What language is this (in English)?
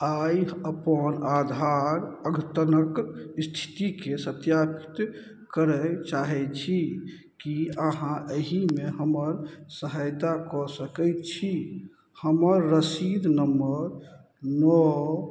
Maithili